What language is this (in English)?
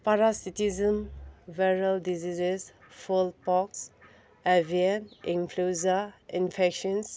Manipuri